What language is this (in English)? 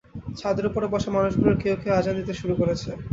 Bangla